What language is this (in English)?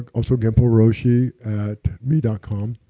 English